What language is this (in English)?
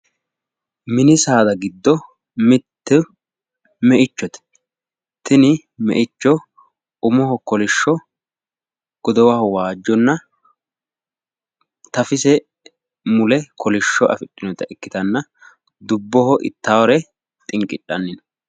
Sidamo